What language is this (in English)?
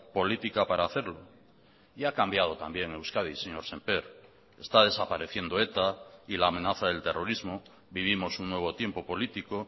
Spanish